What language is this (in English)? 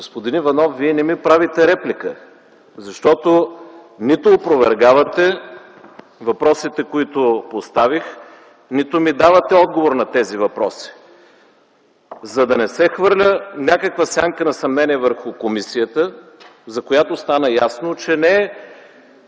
Bulgarian